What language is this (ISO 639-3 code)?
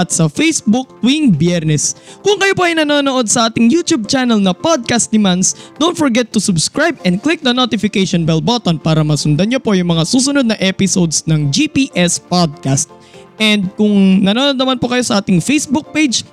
fil